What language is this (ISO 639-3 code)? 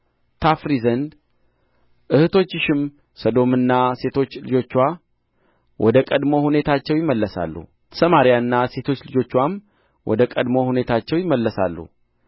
amh